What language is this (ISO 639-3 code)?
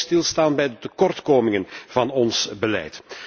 nld